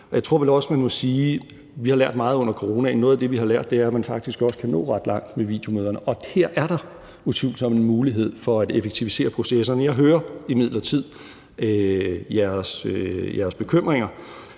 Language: Danish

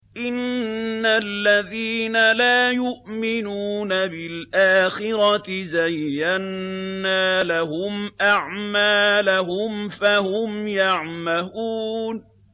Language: Arabic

